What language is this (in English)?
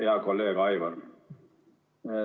Estonian